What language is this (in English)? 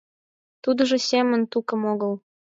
Mari